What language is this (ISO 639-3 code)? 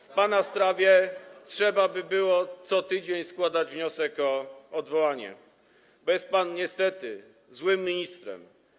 pol